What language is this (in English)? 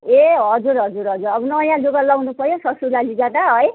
Nepali